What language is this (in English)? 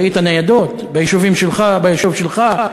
Hebrew